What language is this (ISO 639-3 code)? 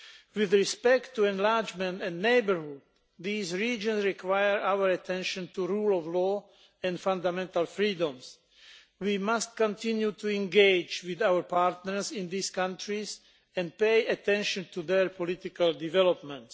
eng